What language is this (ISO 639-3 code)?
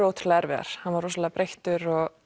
isl